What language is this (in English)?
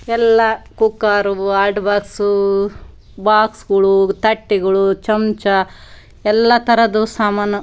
Kannada